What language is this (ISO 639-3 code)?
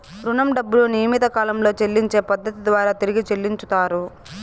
tel